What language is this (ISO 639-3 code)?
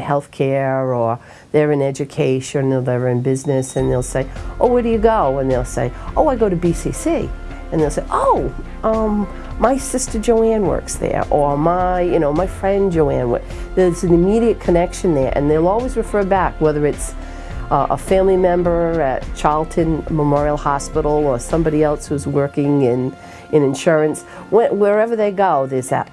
eng